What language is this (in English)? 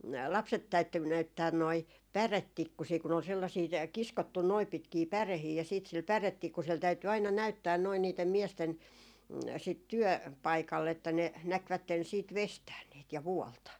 Finnish